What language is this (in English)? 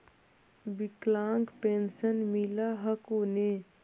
Magahi